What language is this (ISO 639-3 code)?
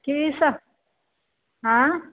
mai